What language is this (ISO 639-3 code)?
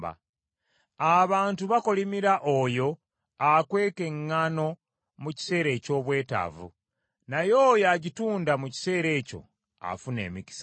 lug